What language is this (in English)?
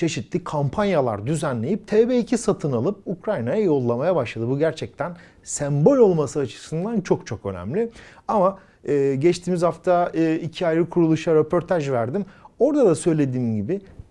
Turkish